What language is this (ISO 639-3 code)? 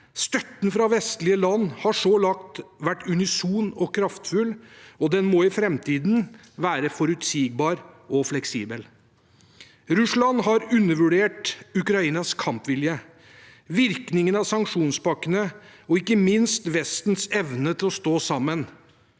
nor